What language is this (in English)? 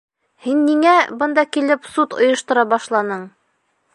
Bashkir